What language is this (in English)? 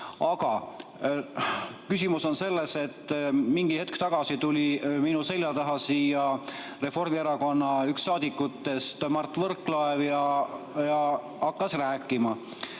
Estonian